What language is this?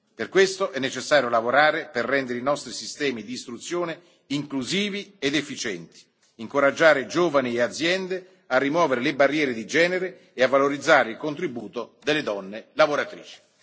Italian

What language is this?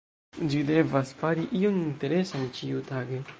Esperanto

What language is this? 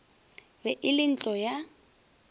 Northern Sotho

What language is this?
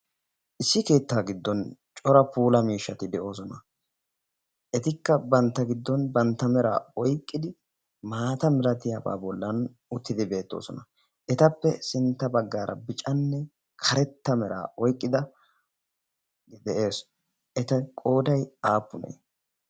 Wolaytta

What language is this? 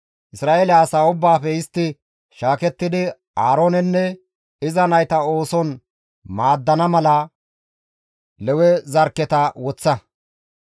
Gamo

